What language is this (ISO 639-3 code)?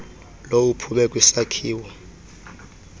xho